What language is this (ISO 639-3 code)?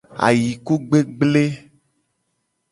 gej